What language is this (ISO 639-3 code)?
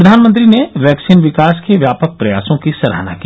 hin